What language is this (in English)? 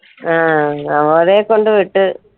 Malayalam